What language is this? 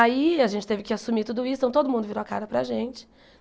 Portuguese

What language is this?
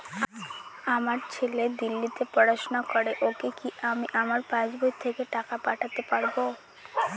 Bangla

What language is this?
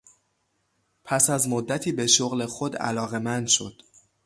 Persian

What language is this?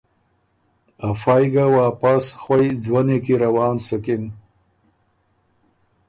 Ormuri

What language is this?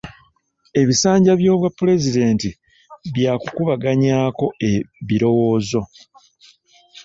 Ganda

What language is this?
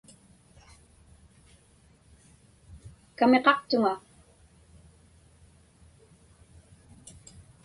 Inupiaq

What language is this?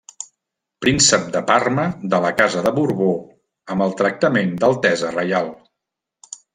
Catalan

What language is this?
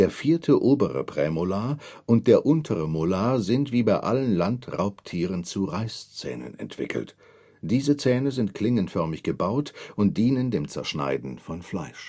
German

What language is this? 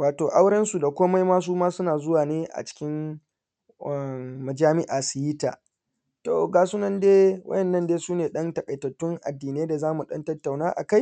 Hausa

